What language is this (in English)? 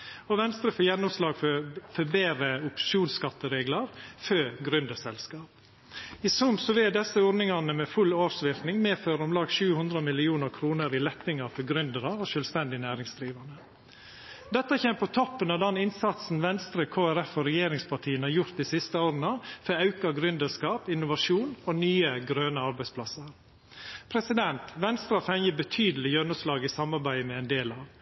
Norwegian Nynorsk